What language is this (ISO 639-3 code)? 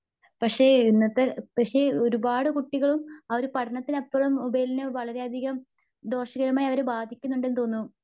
mal